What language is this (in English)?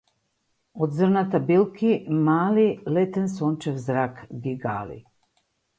Macedonian